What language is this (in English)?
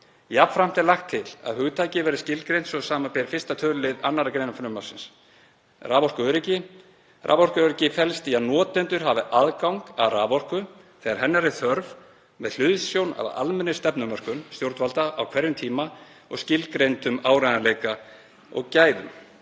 Icelandic